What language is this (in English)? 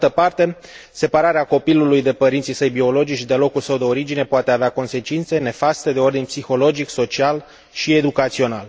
Romanian